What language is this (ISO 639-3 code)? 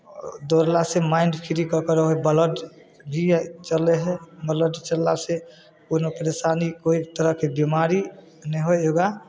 mai